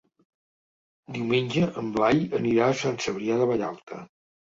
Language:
Catalan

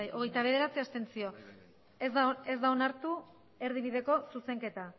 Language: Basque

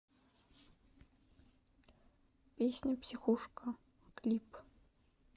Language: Russian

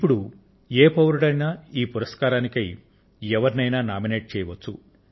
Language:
Telugu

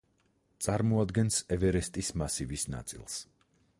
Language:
Georgian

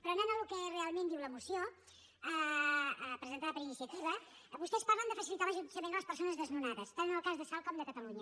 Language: Catalan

